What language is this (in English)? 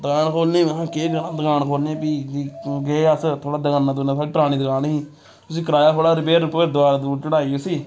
Dogri